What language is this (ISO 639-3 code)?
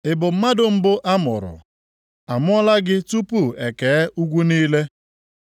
ibo